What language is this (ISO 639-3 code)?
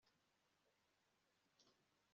kin